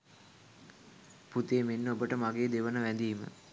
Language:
Sinhala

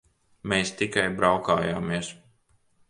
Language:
Latvian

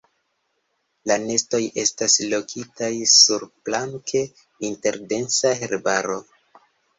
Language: Esperanto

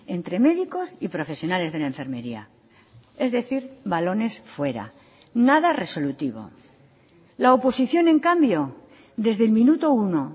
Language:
Spanish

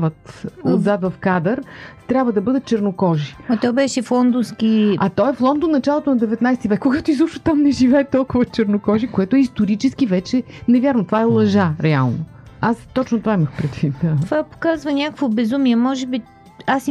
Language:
Bulgarian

